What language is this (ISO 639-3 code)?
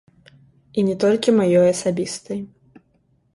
bel